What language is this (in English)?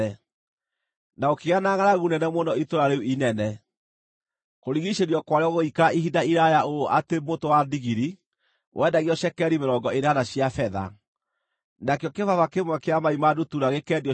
Kikuyu